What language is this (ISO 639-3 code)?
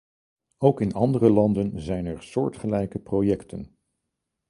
nld